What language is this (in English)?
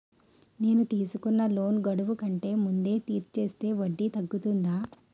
Telugu